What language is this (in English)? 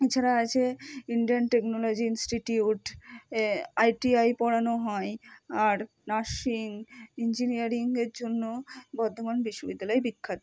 Bangla